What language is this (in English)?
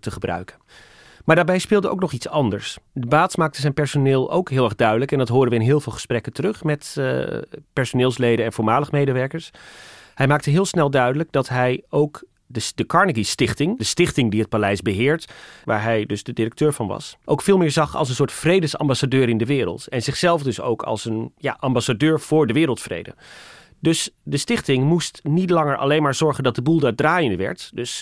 Dutch